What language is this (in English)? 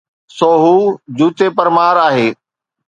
Sindhi